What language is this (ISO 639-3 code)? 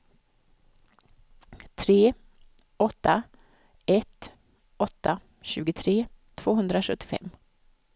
swe